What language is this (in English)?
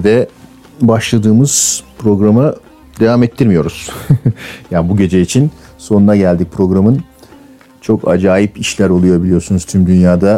Turkish